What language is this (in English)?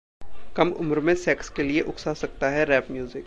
Hindi